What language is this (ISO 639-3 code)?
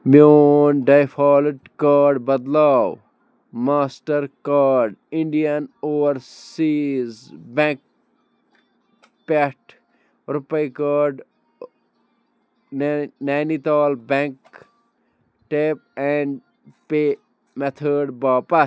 kas